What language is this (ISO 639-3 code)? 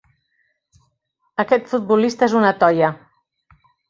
cat